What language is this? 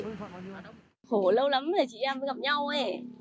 Vietnamese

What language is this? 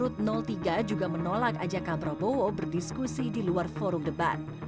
Indonesian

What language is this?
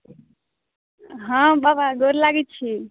Maithili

